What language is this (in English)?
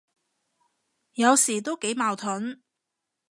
Cantonese